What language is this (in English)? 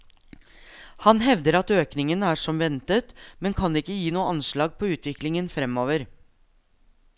Norwegian